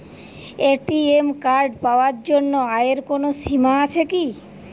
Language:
Bangla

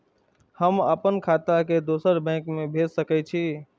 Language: Maithili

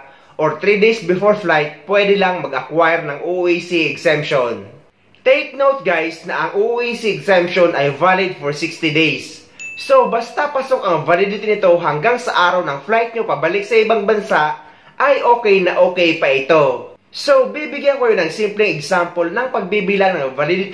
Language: Filipino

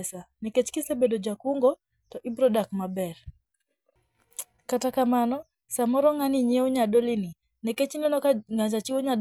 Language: Luo (Kenya and Tanzania)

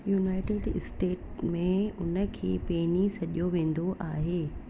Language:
Sindhi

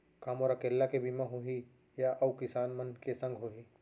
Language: Chhattisgarhi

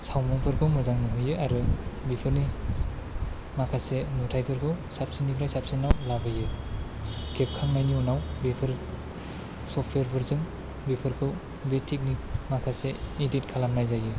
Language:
Bodo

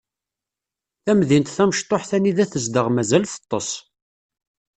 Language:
Kabyle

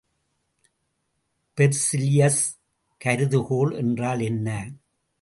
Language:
Tamil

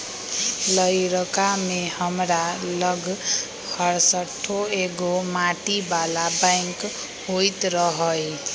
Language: Magahi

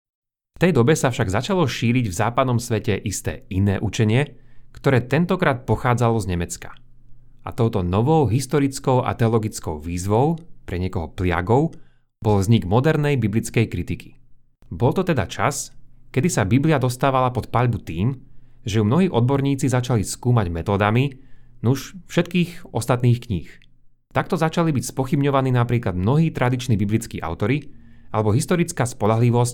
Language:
Slovak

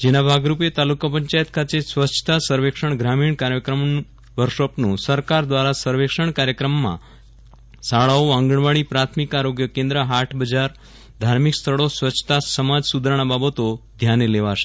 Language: Gujarati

